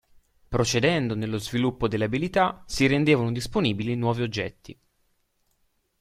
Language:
Italian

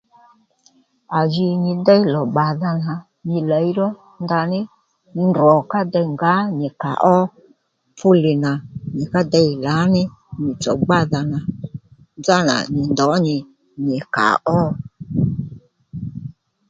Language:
Lendu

